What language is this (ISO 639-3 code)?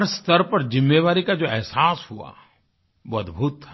hin